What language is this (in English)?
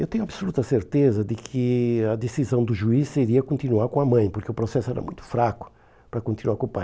Portuguese